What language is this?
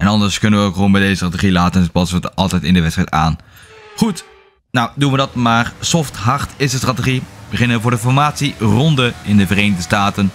Dutch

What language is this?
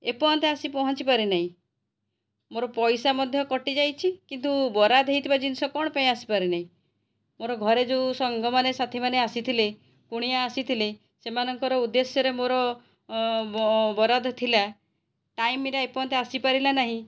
Odia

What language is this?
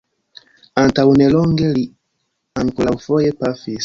Esperanto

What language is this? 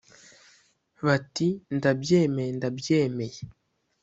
Kinyarwanda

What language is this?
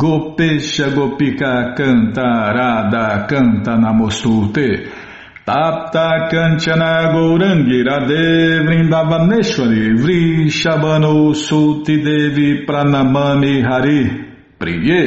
Portuguese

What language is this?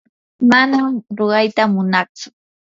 Yanahuanca Pasco Quechua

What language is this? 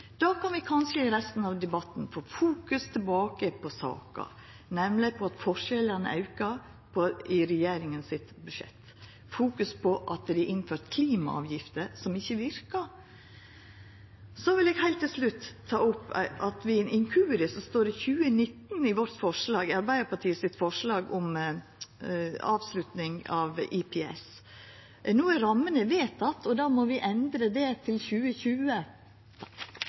Norwegian Nynorsk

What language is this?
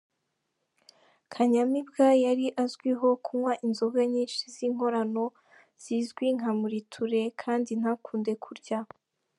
Kinyarwanda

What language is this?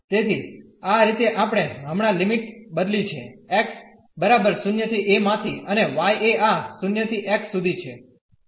Gujarati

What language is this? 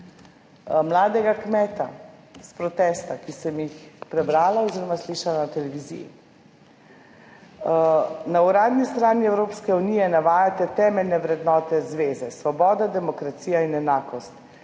Slovenian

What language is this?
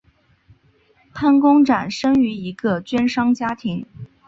Chinese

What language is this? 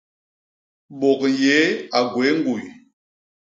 Basaa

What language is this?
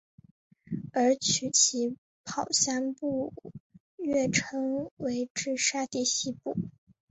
Chinese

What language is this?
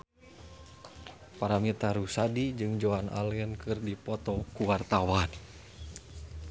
Sundanese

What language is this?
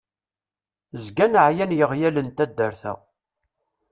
Kabyle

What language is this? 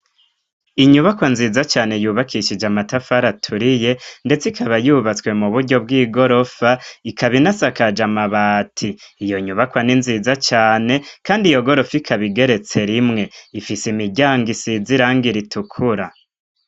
Rundi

